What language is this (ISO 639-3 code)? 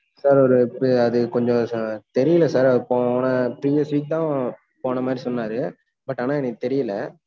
tam